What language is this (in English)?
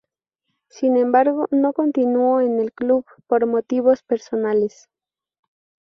Spanish